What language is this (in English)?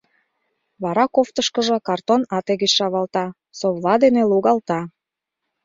Mari